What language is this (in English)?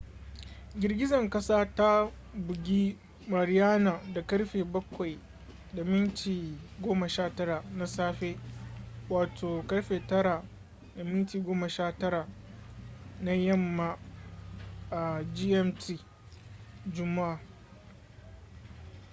Hausa